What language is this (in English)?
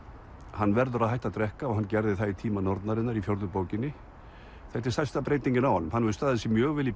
Icelandic